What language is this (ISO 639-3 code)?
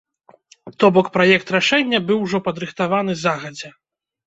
bel